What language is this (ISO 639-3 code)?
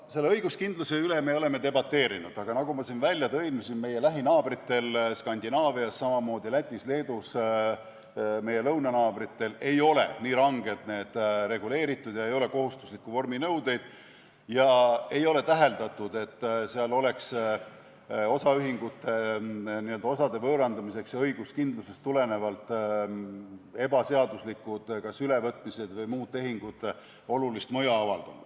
est